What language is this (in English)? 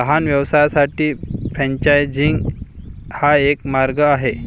Marathi